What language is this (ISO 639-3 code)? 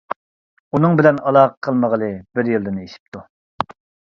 uig